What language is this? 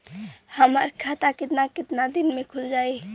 Bhojpuri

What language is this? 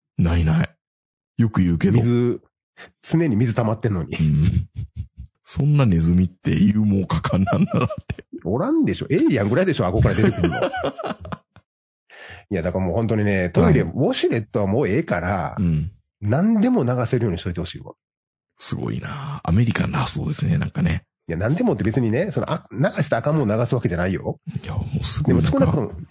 Japanese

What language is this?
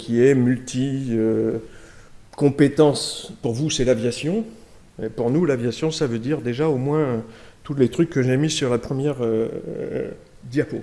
French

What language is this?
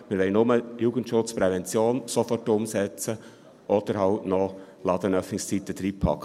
Swiss German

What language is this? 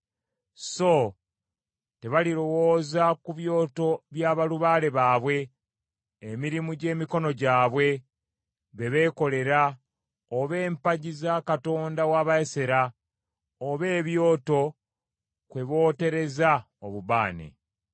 Ganda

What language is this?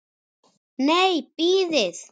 Icelandic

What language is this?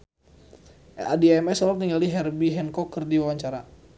Sundanese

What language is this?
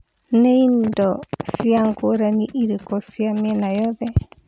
Kikuyu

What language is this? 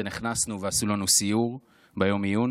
Hebrew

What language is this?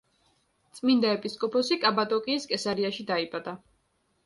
Georgian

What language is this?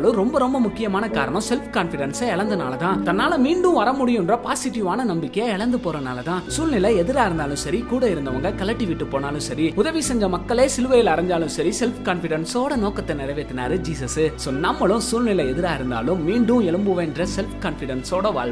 Tamil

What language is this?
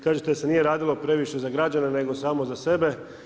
Croatian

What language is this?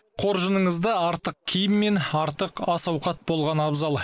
Kazakh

